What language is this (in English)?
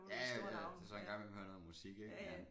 Danish